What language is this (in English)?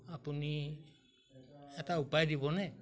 Assamese